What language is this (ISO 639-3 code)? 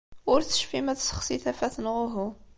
kab